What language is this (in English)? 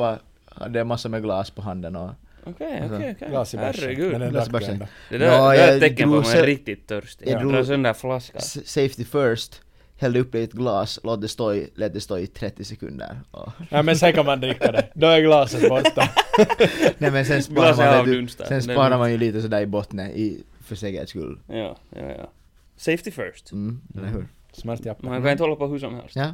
Swedish